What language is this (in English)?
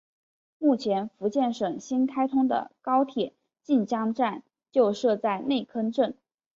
Chinese